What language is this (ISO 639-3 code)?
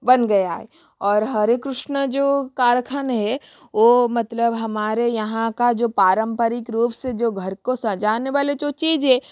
hin